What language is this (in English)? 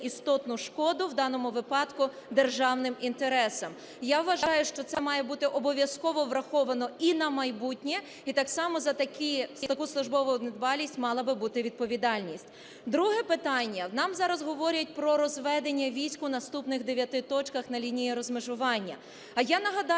Ukrainian